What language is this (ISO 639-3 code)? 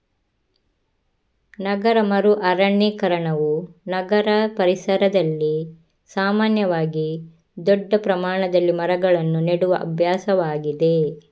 kan